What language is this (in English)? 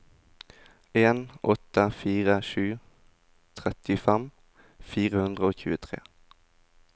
Norwegian